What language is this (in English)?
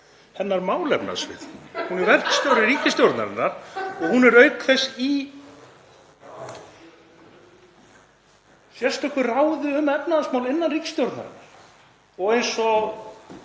Icelandic